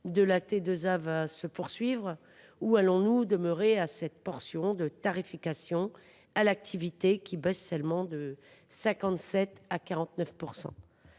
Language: French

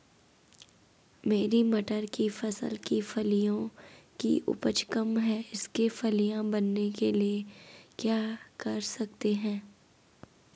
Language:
Hindi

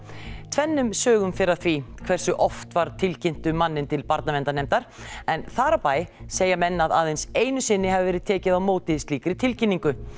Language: Icelandic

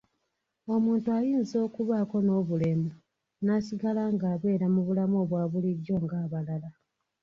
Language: Ganda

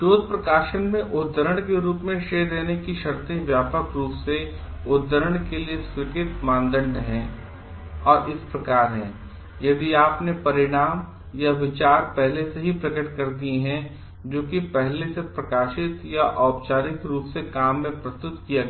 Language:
Hindi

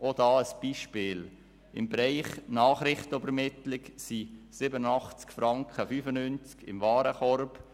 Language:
Swiss German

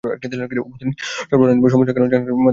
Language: Bangla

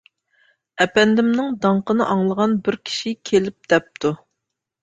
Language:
Uyghur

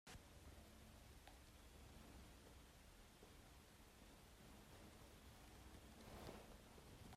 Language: Hakha Chin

